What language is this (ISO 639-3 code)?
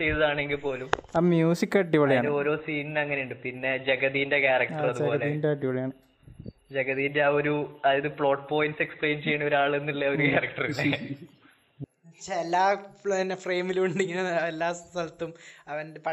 mal